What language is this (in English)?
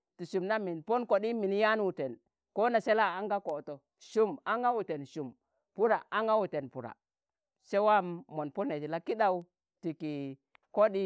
Tangale